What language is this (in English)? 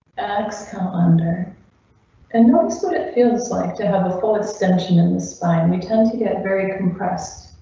English